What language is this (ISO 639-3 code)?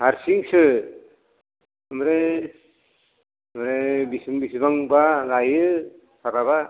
brx